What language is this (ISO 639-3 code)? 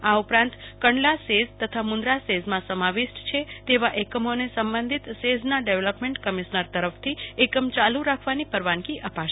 guj